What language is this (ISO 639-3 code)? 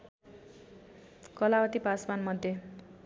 nep